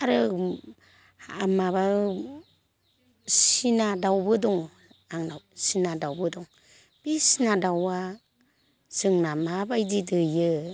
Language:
Bodo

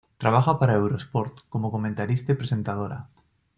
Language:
Spanish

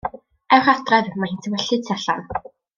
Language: Welsh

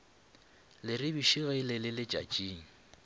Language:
Northern Sotho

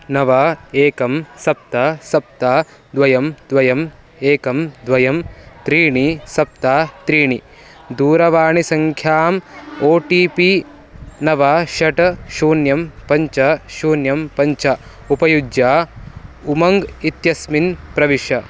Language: Sanskrit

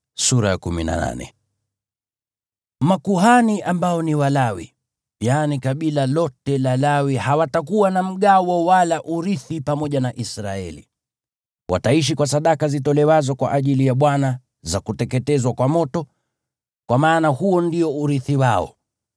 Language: Swahili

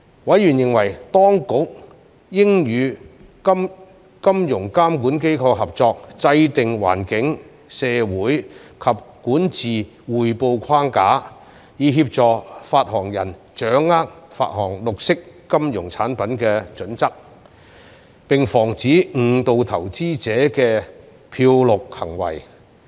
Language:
Cantonese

